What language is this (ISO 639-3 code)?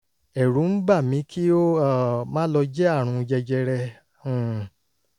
yor